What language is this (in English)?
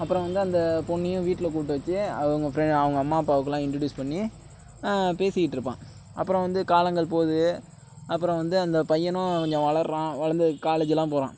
Tamil